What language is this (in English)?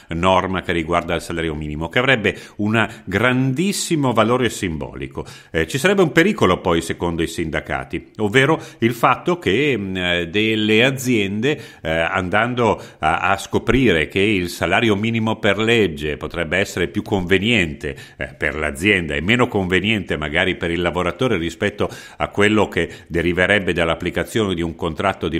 Italian